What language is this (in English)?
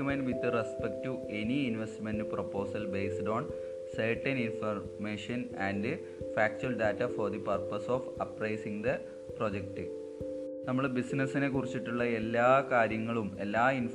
Malayalam